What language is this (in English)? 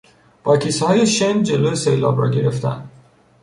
Persian